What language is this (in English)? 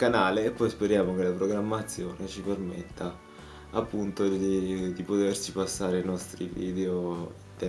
Italian